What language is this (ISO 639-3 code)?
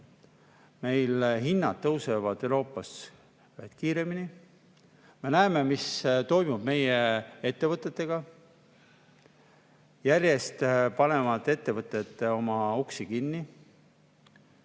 est